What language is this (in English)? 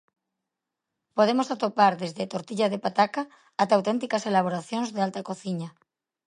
Galician